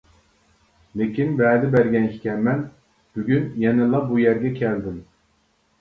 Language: Uyghur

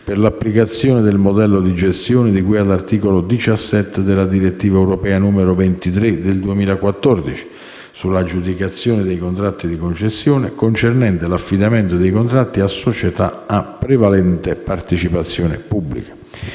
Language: Italian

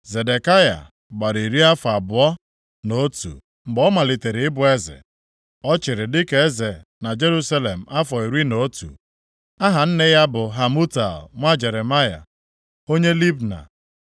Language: Igbo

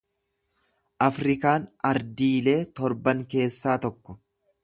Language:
Oromo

